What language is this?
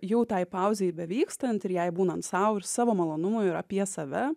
Lithuanian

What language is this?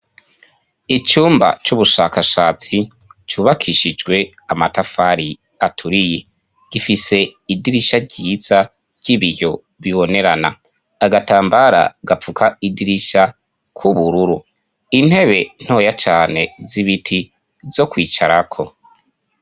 Rundi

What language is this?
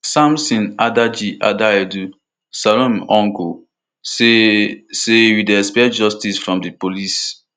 Nigerian Pidgin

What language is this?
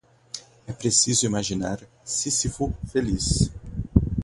Portuguese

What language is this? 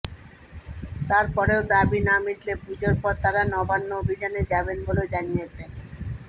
Bangla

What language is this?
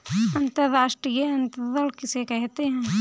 Hindi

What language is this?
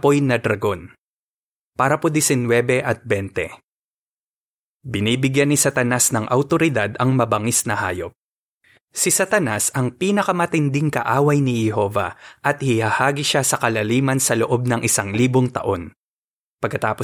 Filipino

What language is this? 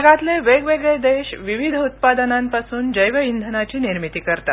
Marathi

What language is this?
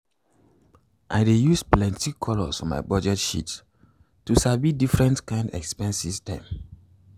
Nigerian Pidgin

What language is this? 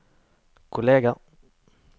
Norwegian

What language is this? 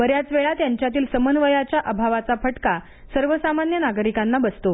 Marathi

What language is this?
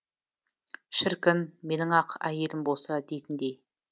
Kazakh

